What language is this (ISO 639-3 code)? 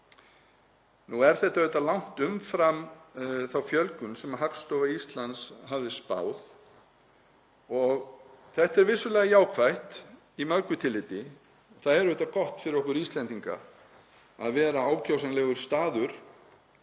isl